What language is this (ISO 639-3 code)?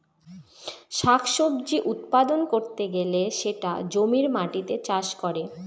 ben